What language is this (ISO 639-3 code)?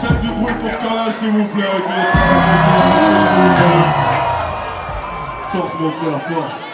fra